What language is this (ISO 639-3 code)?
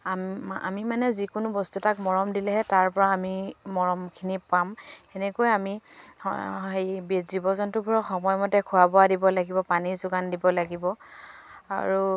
asm